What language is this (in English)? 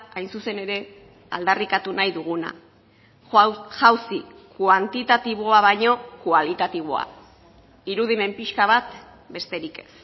Basque